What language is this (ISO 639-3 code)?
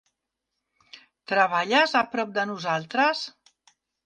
cat